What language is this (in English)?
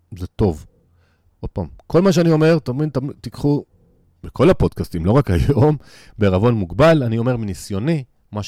Hebrew